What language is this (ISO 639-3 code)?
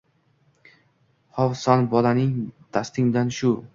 uzb